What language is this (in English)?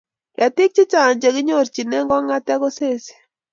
Kalenjin